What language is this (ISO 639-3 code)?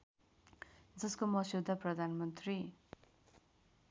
nep